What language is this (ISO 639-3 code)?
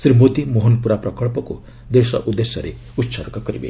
ori